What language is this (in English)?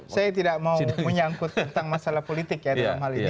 Indonesian